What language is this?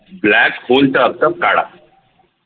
Marathi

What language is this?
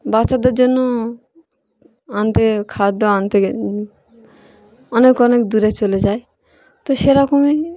Bangla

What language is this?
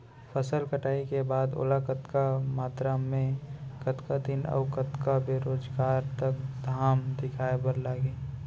Chhattisgarhi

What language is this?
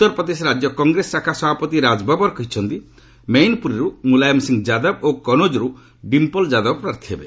Odia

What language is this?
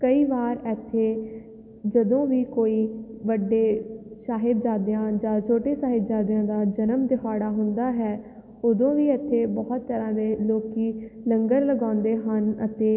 Punjabi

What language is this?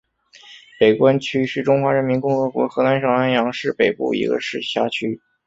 Chinese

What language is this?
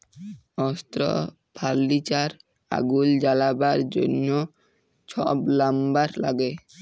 Bangla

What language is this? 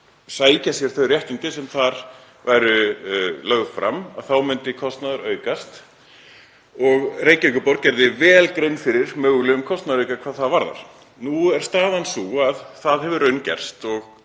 Icelandic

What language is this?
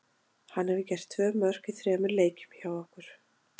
Icelandic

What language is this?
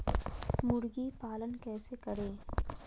Magahi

